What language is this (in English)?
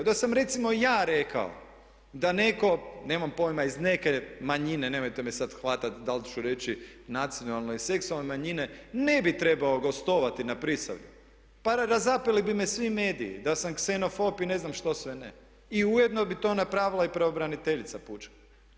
Croatian